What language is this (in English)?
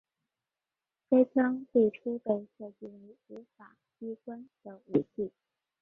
Chinese